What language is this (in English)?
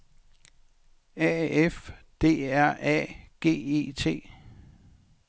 Danish